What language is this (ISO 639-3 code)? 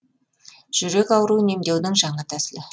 kaz